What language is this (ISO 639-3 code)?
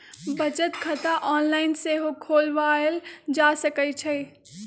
mag